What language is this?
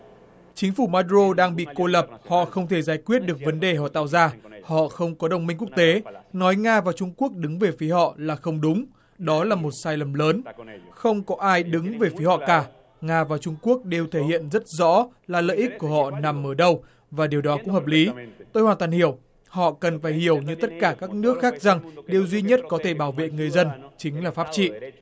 Vietnamese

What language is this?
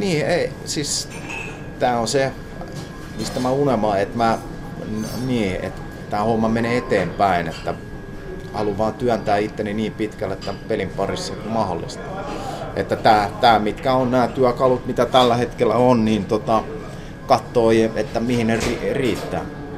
Finnish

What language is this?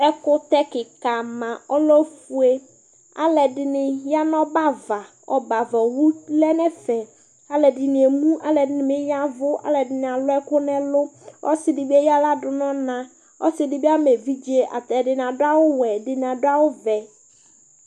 Ikposo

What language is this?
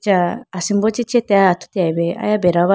Idu-Mishmi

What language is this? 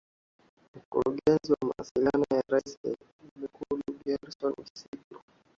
Swahili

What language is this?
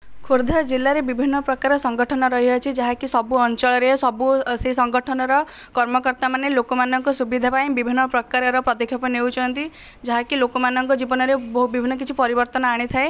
Odia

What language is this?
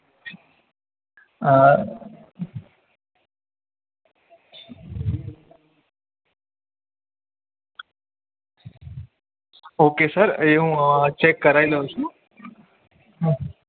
Gujarati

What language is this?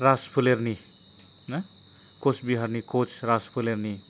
Bodo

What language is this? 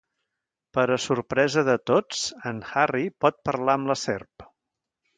Catalan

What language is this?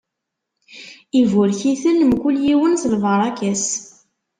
Kabyle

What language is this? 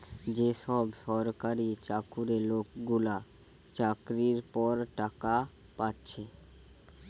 Bangla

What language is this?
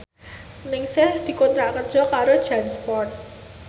Javanese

